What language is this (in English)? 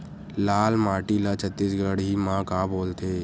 Chhattisgarhi